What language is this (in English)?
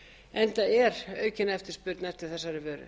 Icelandic